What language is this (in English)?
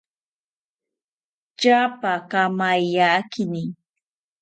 South Ucayali Ashéninka